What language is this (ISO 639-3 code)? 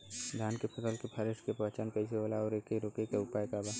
bho